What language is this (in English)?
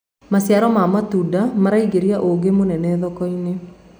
Kikuyu